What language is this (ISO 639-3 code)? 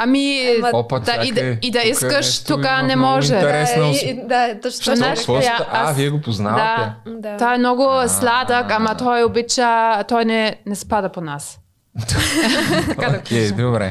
bul